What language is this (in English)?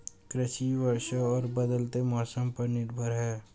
Hindi